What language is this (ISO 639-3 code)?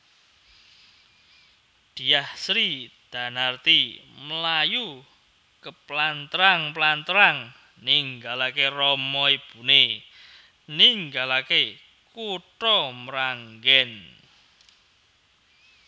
jav